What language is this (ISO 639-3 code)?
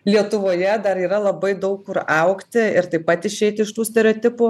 lit